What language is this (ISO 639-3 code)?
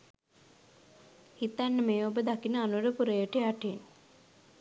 sin